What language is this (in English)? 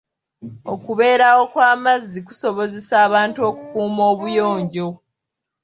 Ganda